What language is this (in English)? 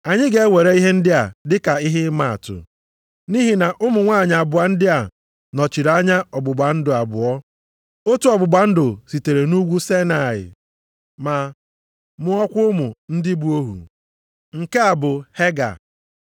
Igbo